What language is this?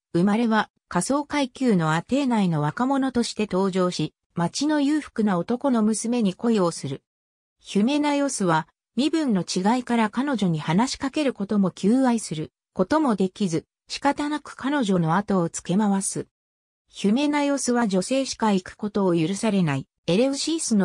Japanese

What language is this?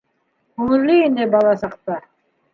Bashkir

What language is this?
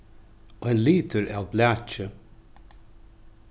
Faroese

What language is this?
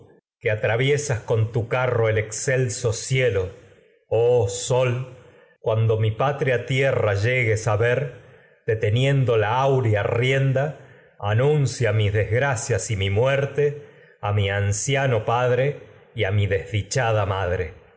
Spanish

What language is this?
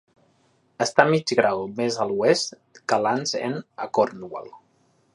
Catalan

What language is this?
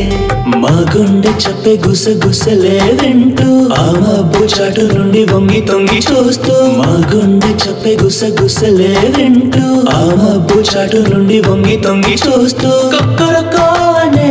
Turkish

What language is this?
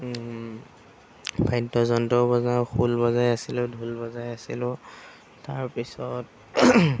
Assamese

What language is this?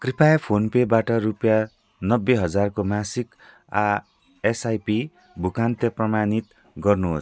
Nepali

